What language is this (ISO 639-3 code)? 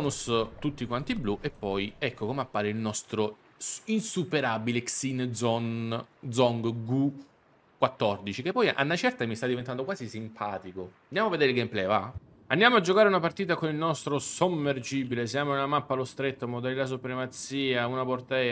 ita